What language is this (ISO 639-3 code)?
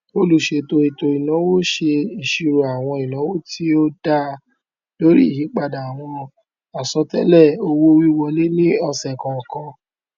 yor